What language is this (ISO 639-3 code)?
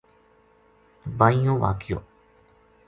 gju